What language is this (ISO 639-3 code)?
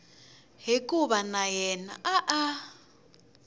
tso